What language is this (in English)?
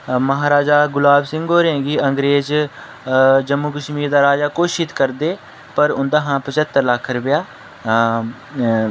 Dogri